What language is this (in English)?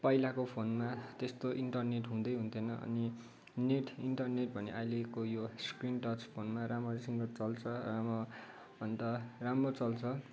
Nepali